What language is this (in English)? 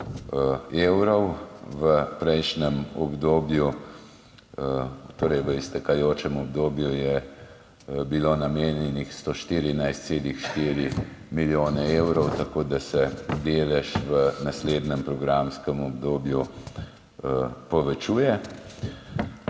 Slovenian